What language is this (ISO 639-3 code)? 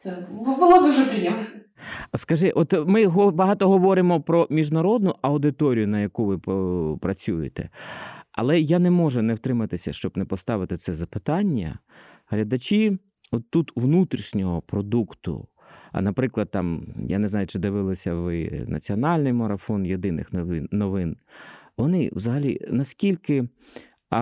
ukr